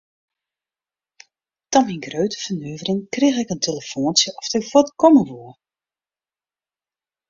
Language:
Western Frisian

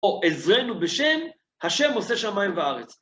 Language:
Hebrew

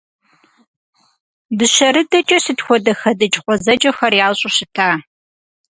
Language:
Kabardian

